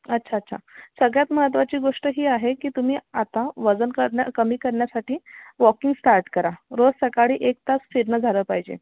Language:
Marathi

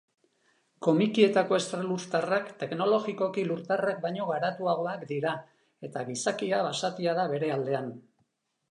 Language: Basque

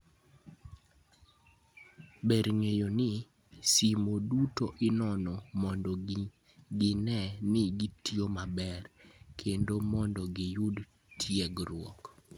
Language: Luo (Kenya and Tanzania)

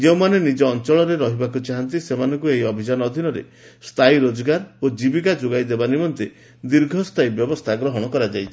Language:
Odia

